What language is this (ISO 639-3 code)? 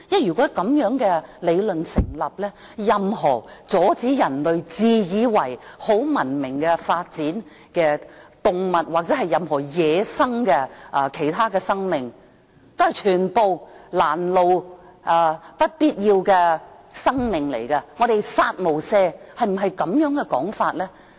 yue